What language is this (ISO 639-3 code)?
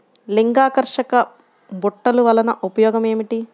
tel